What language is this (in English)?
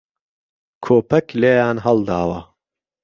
Central Kurdish